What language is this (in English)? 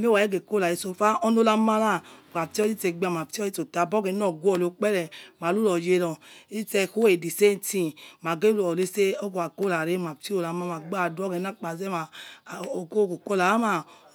Yekhee